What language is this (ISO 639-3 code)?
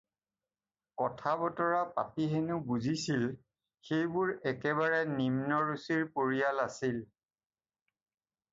asm